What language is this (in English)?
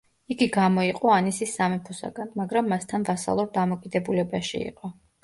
Georgian